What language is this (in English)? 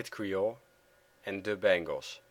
Dutch